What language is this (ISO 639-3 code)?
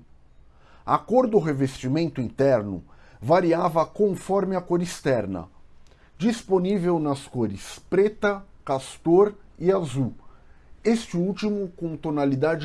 por